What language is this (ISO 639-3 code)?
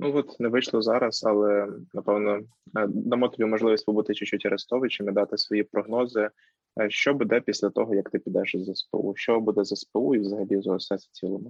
ukr